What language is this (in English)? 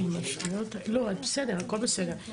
Hebrew